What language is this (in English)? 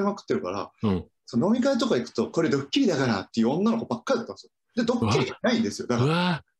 Japanese